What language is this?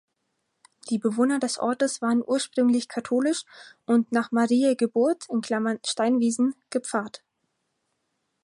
German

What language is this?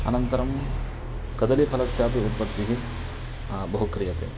Sanskrit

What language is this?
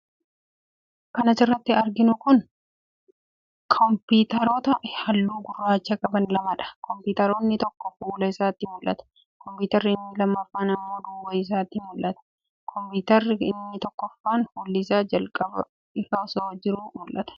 Oromo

